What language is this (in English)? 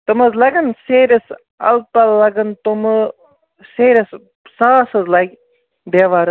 Kashmiri